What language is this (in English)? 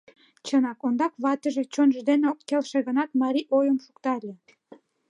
Mari